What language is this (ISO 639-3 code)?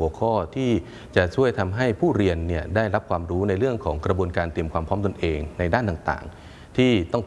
tha